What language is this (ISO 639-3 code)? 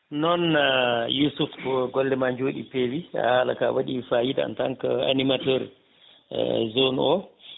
ful